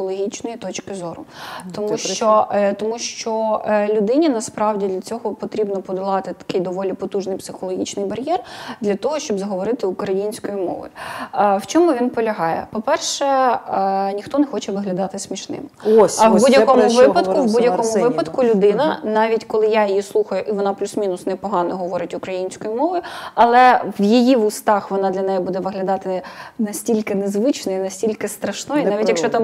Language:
Ukrainian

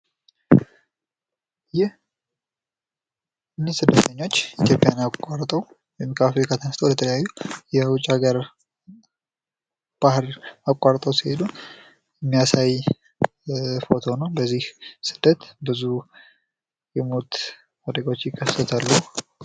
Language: Amharic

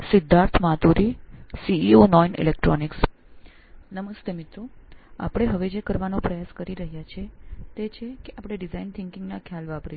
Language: Gujarati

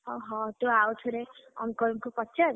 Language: Odia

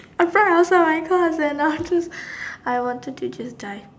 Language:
English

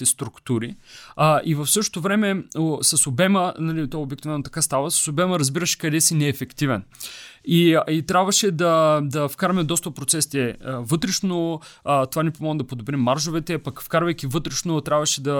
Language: Bulgarian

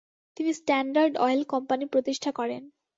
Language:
Bangla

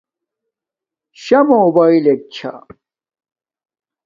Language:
Domaaki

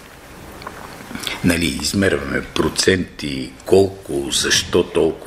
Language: Bulgarian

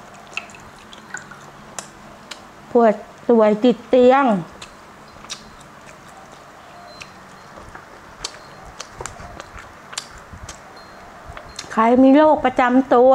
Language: Thai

